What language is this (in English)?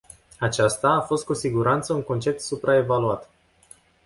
Romanian